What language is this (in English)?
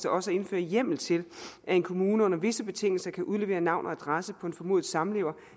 Danish